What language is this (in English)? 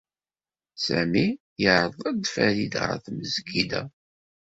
Kabyle